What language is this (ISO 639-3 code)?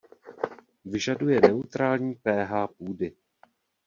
ces